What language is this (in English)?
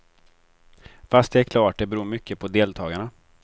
Swedish